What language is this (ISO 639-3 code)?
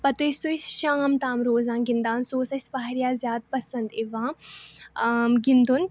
kas